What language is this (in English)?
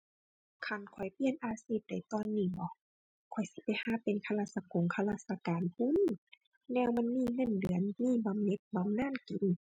Thai